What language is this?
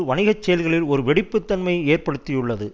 Tamil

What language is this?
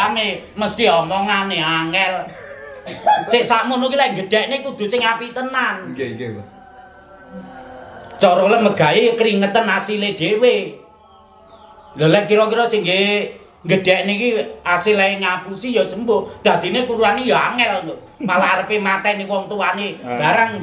Indonesian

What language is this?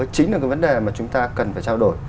Vietnamese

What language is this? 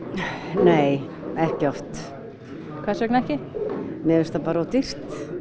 Icelandic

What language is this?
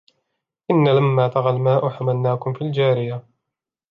Arabic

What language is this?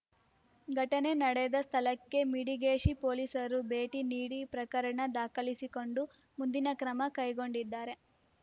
Kannada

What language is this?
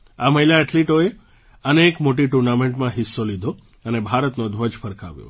Gujarati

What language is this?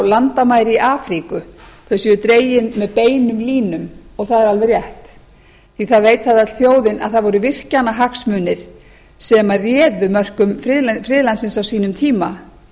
Icelandic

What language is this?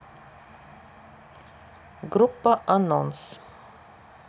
Russian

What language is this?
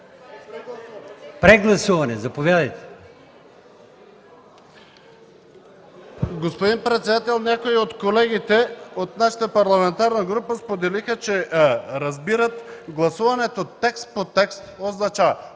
Bulgarian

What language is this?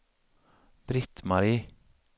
Swedish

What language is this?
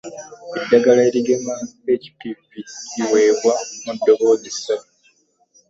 Ganda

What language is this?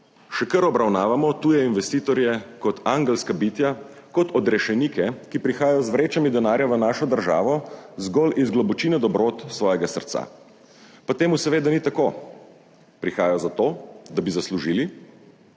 Slovenian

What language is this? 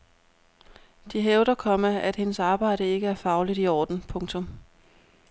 Danish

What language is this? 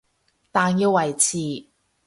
Cantonese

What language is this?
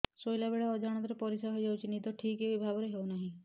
Odia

